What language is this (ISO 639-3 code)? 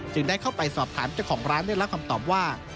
tha